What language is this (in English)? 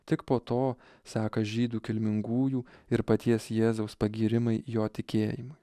Lithuanian